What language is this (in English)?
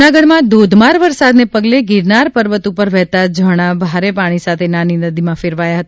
Gujarati